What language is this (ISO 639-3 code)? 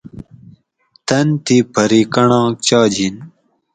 gwc